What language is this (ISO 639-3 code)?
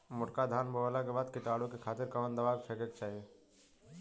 bho